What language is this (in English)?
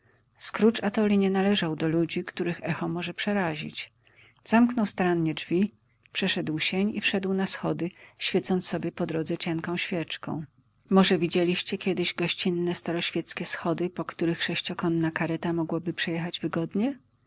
Polish